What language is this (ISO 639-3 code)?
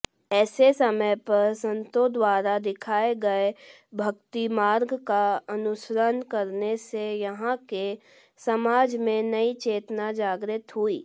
hin